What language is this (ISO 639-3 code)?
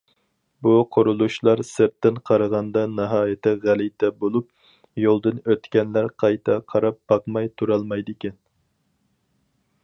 uig